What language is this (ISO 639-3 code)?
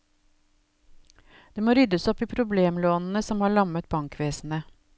nor